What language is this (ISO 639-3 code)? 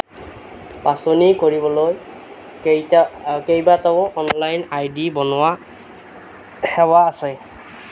asm